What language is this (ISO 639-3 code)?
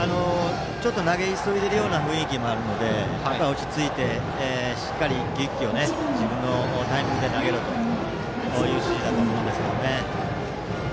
jpn